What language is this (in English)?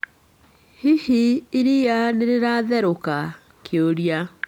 Kikuyu